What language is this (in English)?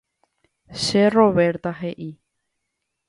Guarani